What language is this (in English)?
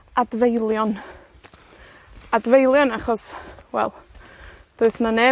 Welsh